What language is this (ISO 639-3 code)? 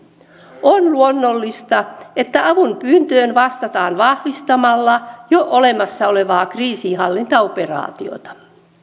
fin